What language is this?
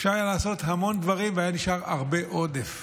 Hebrew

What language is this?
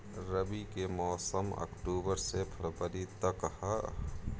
Bhojpuri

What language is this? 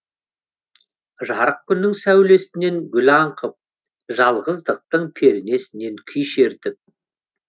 Kazakh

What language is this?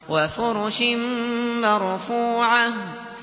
Arabic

